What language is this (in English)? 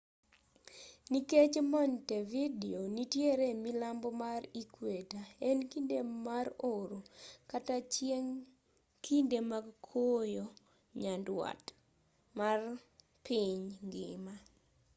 Luo (Kenya and Tanzania)